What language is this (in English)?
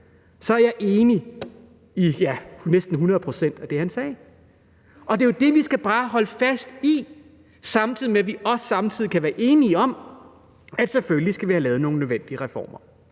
Danish